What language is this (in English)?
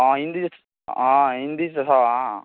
Maithili